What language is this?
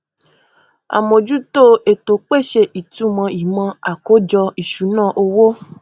Yoruba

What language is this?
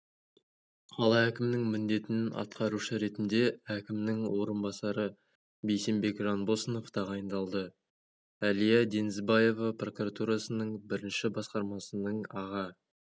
Kazakh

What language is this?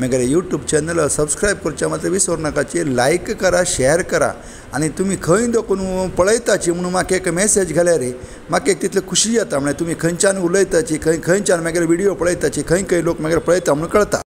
Kannada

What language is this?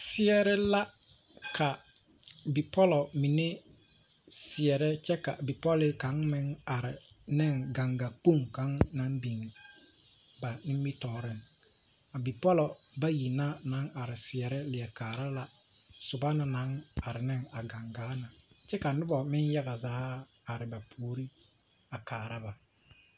Southern Dagaare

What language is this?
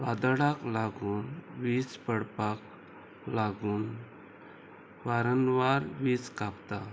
Konkani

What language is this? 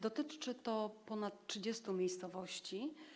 Polish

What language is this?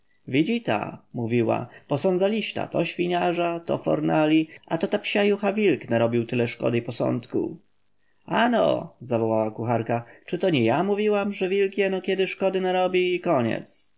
Polish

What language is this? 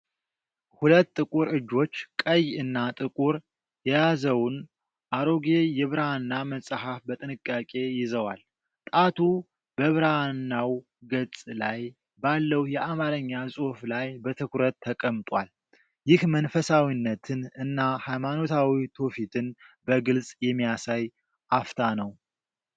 Amharic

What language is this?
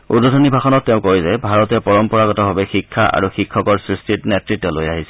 Assamese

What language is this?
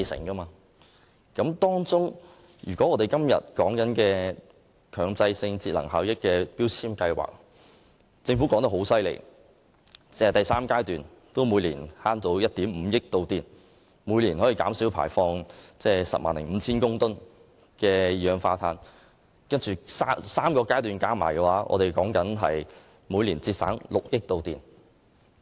Cantonese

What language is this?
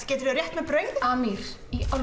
Icelandic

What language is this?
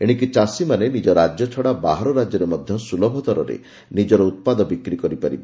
Odia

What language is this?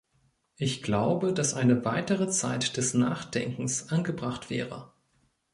German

